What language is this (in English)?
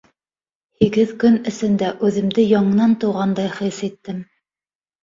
Bashkir